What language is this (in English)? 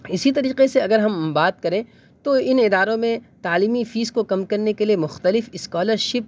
Urdu